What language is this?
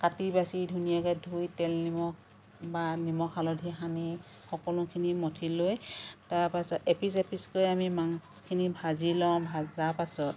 Assamese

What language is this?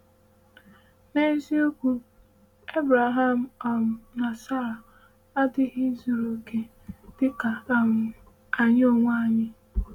Igbo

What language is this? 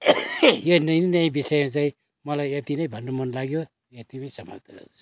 Nepali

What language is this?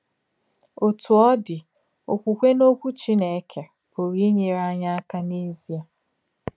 Igbo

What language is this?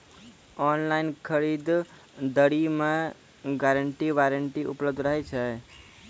Maithili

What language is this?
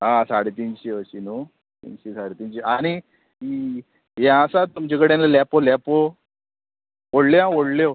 Konkani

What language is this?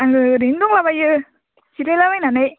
Bodo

